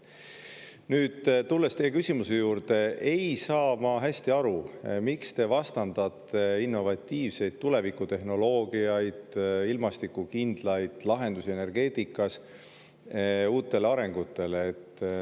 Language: Estonian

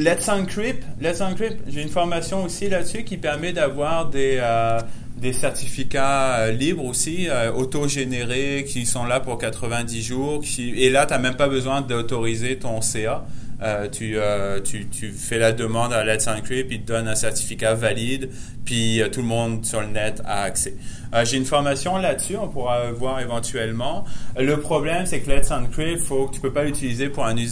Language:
French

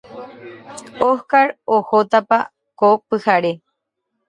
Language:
Guarani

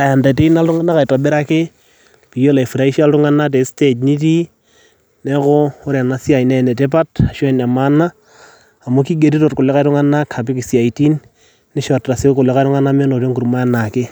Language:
Masai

